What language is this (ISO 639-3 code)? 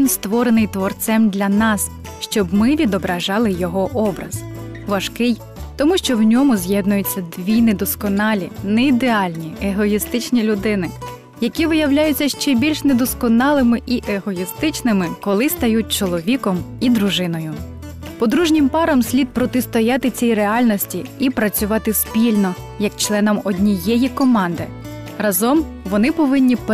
ukr